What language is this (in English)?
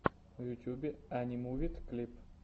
Russian